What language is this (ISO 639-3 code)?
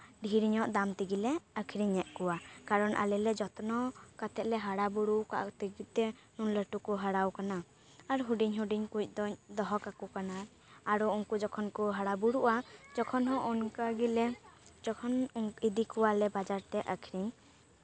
sat